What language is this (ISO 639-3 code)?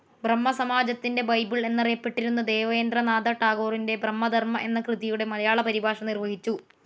mal